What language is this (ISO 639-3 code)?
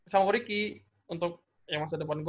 ind